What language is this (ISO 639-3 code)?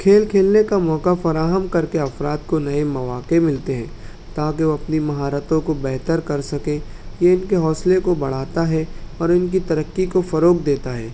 urd